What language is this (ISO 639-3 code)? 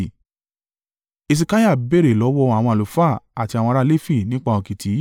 yor